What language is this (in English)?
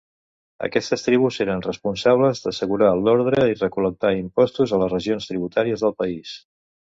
Catalan